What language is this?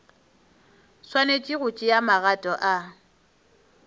Northern Sotho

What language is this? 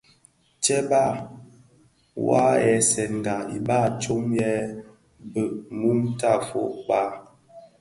Bafia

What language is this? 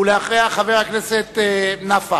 Hebrew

